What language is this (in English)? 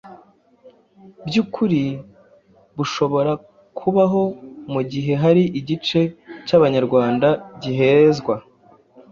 Kinyarwanda